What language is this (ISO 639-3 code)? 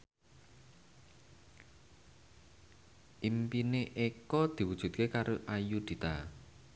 jav